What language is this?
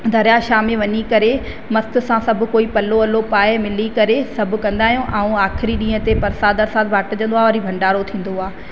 Sindhi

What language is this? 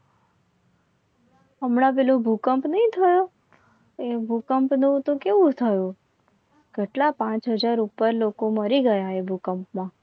Gujarati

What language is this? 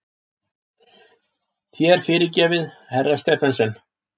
Icelandic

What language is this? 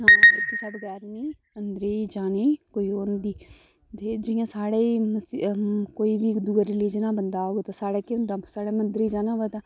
Dogri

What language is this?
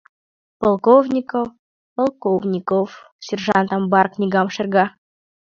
Mari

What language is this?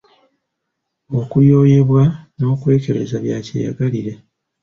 Ganda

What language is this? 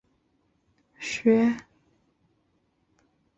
Chinese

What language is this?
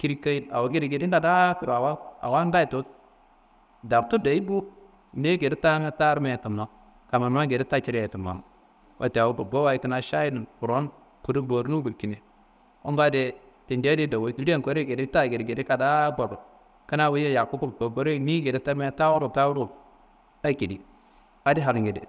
Kanembu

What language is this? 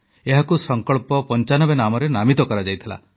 Odia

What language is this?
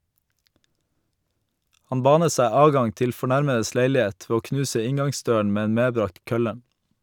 Norwegian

